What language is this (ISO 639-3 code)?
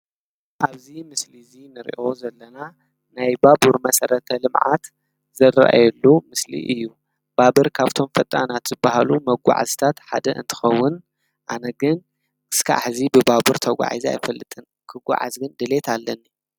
tir